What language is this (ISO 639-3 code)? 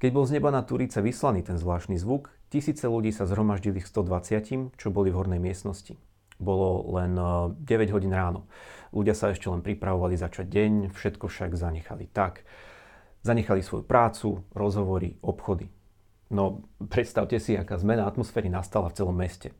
slk